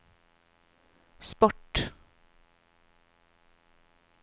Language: Norwegian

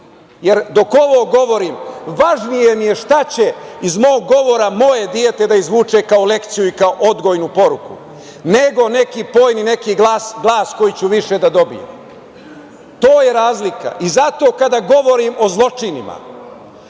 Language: Serbian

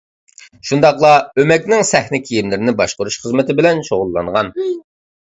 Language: Uyghur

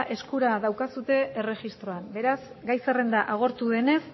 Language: Basque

